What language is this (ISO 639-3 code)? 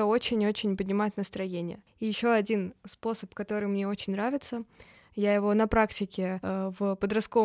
rus